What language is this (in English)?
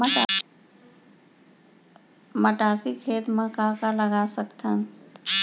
Chhattisgarhi